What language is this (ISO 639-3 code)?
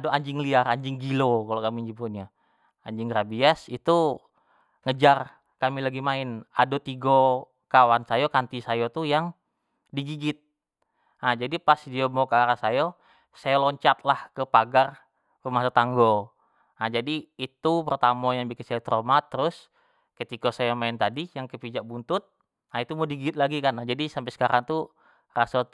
jax